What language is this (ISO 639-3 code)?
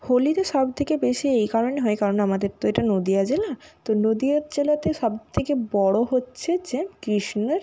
ben